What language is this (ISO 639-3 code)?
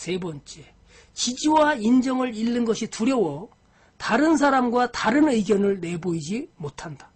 kor